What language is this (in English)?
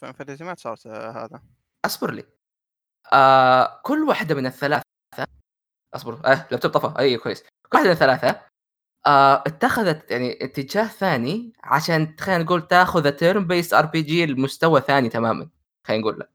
Arabic